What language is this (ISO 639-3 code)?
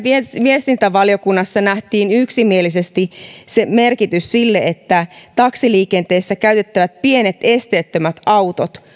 fin